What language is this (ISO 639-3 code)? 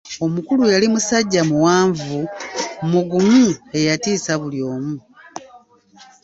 lug